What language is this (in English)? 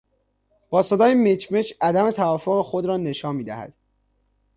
Persian